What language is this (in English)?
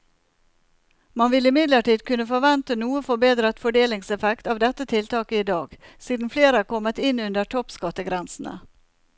Norwegian